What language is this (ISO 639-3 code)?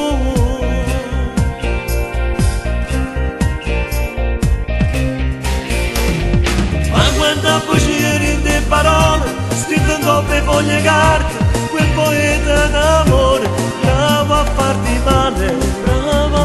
ron